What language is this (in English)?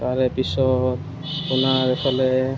Assamese